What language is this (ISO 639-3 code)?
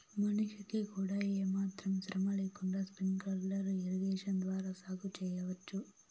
tel